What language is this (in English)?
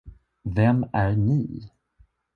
Swedish